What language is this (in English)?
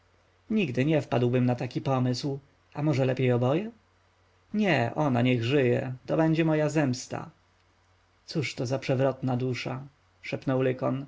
Polish